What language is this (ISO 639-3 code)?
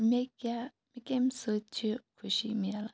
kas